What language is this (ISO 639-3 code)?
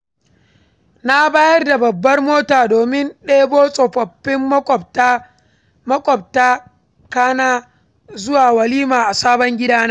hau